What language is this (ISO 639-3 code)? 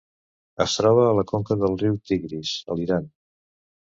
cat